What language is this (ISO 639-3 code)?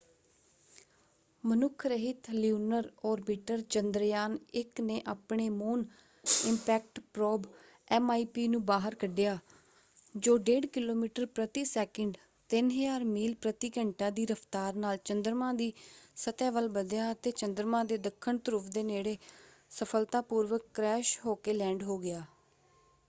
pan